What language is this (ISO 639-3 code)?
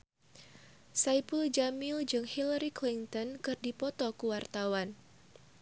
sun